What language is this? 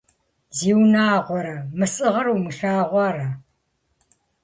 Kabardian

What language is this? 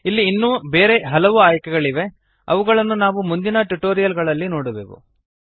Kannada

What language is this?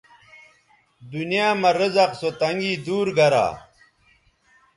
Bateri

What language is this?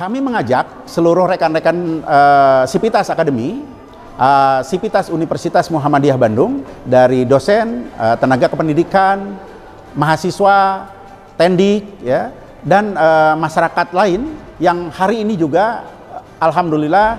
Indonesian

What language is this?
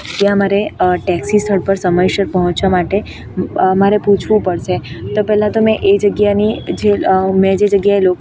Gujarati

